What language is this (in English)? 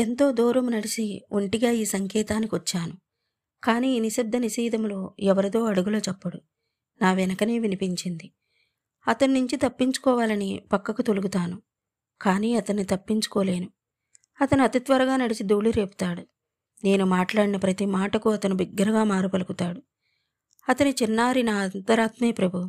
Telugu